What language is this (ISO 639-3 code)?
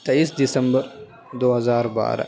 urd